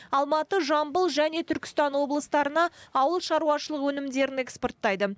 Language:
Kazakh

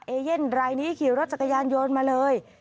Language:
Thai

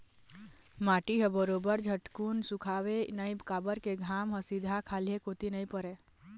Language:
Chhattisgarhi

